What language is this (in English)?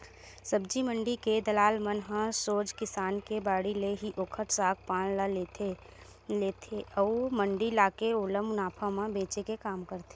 Chhattisgarhi